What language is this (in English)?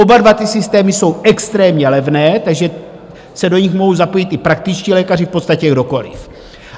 Czech